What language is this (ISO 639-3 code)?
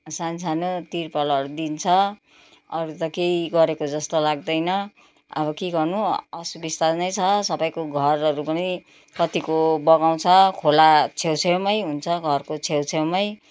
nep